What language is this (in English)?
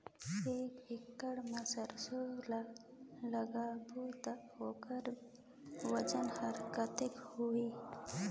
Chhattisgarhi